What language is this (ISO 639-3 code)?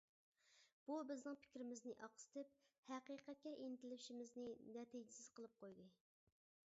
uig